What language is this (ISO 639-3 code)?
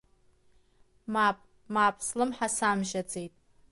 abk